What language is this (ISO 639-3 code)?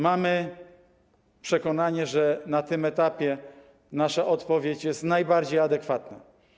pol